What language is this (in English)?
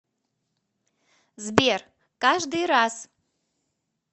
Russian